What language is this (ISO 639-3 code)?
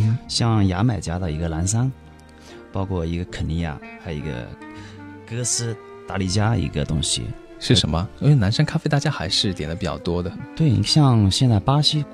zho